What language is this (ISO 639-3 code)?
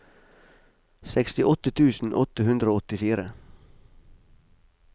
nor